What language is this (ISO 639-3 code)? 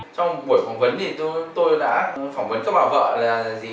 vie